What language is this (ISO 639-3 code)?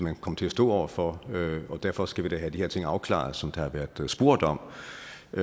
dan